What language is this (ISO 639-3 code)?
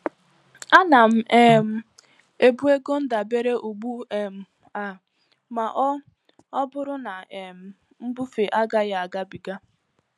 ibo